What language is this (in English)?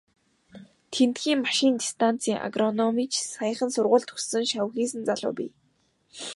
Mongolian